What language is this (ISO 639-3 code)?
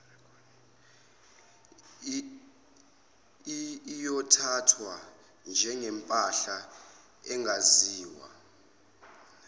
zul